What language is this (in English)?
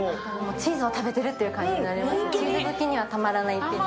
Japanese